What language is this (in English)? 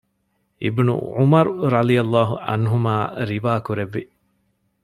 Divehi